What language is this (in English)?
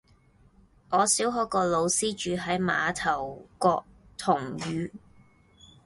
Cantonese